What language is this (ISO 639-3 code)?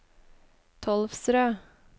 nor